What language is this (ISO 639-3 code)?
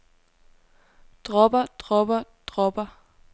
dan